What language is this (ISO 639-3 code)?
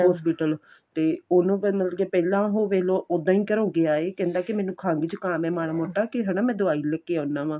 pan